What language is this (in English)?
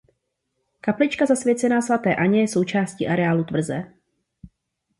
Czech